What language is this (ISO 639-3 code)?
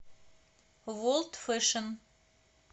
rus